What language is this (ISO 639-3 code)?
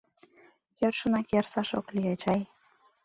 chm